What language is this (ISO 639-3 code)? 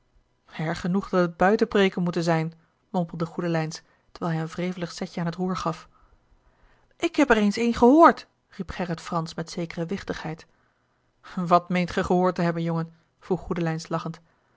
nld